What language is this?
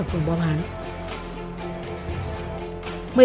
Vietnamese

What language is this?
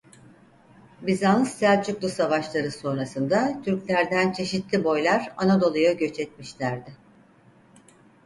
Turkish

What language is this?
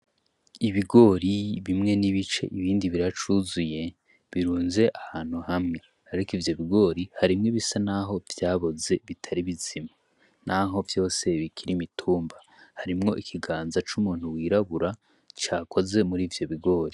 Rundi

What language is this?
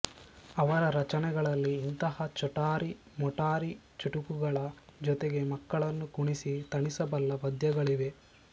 Kannada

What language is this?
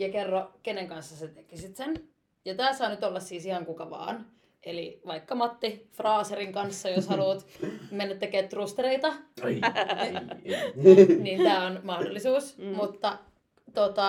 Finnish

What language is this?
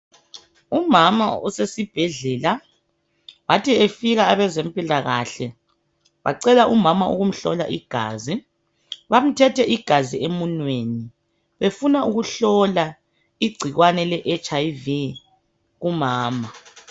North Ndebele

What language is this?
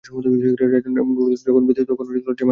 Bangla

